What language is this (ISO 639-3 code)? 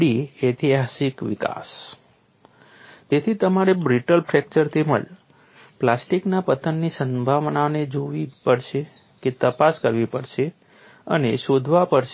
guj